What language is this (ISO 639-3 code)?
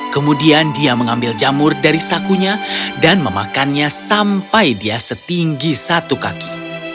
ind